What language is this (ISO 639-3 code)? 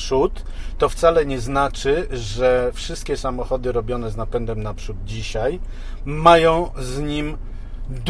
pol